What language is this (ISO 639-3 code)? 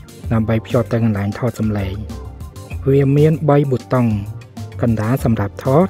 tha